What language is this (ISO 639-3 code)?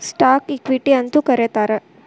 kan